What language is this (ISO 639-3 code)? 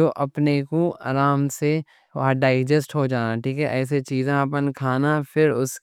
dcc